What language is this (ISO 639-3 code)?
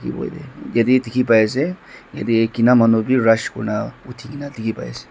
nag